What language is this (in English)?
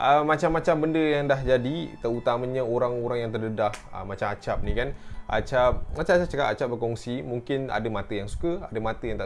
Malay